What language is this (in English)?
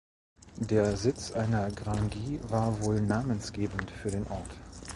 German